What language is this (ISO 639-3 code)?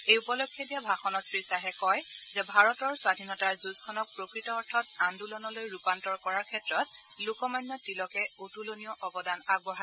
asm